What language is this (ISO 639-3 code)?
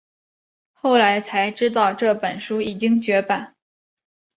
zho